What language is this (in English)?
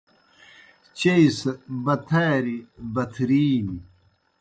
Kohistani Shina